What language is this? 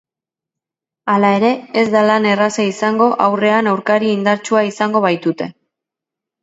Basque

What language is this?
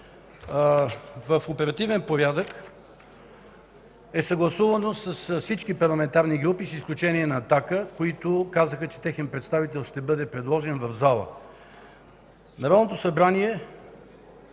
Bulgarian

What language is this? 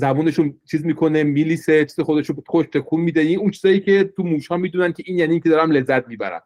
Persian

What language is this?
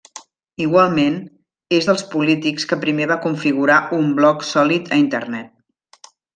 Catalan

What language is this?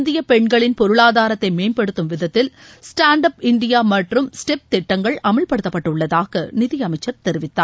Tamil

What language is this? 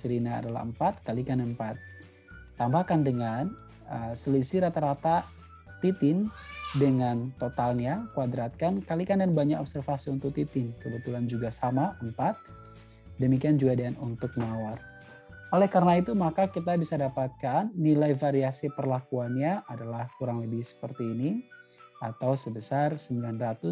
Indonesian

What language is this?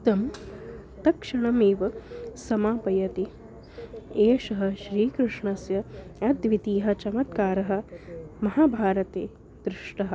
Sanskrit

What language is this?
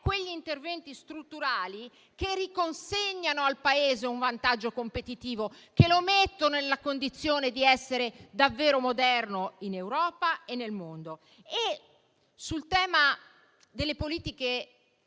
Italian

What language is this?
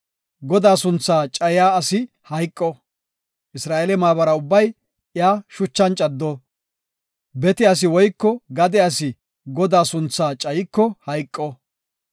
Gofa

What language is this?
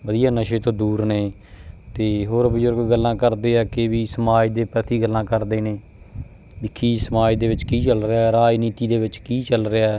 Punjabi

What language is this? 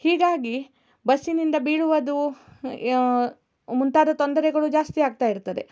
Kannada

